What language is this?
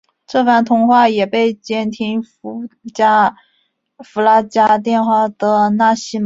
Chinese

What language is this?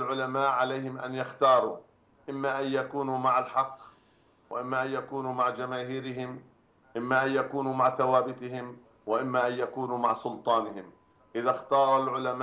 Arabic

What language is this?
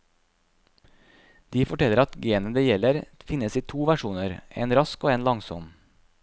Norwegian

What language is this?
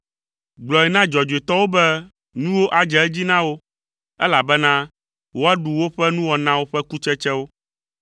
Ewe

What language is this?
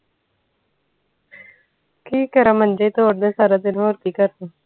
Punjabi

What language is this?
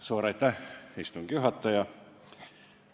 Estonian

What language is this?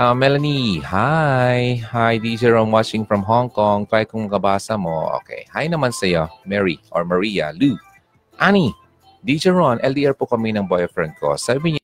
Filipino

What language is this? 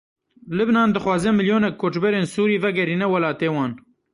Kurdish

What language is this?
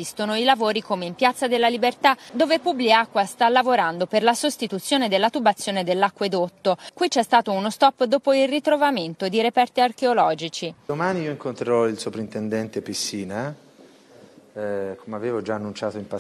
Italian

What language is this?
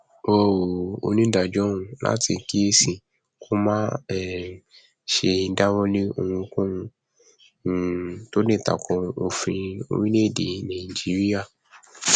Yoruba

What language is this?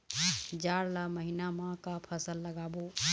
Chhattisgarhi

